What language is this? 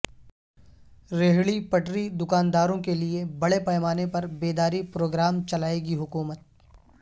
Urdu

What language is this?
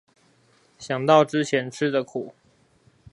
Chinese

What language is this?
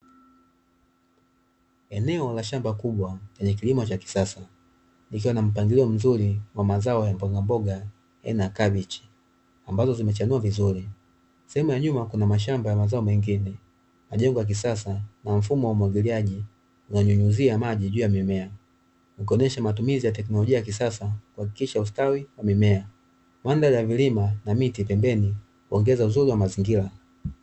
Swahili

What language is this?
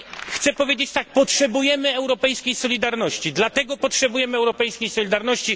Polish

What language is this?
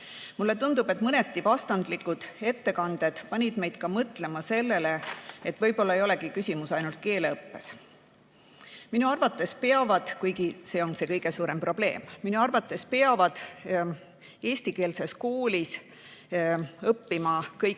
Estonian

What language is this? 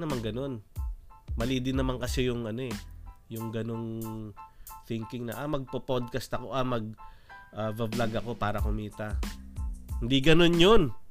Filipino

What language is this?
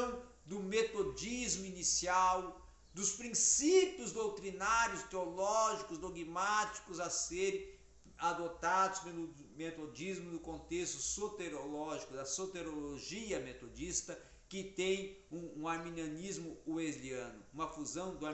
Portuguese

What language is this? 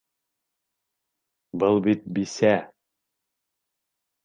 Bashkir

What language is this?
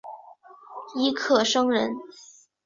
Chinese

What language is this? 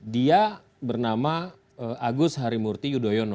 Indonesian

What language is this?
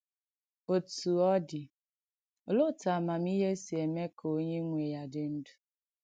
Igbo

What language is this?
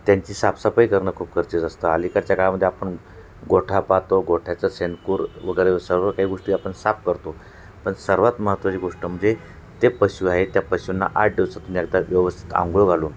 Marathi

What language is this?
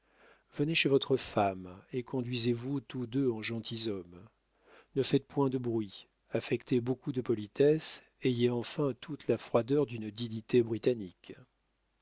French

